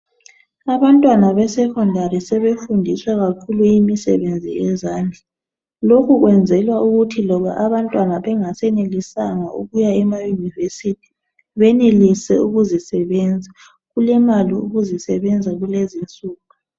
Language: North Ndebele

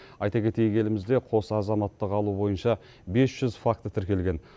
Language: Kazakh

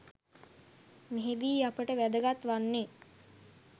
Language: Sinhala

